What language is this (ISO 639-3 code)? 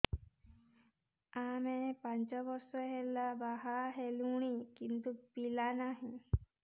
ori